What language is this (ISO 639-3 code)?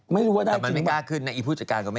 tha